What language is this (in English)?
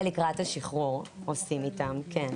Hebrew